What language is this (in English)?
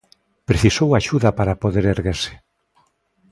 Galician